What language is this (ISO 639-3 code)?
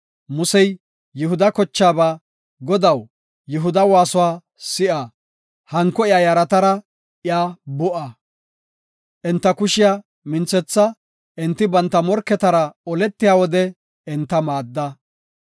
gof